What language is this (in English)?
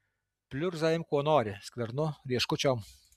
Lithuanian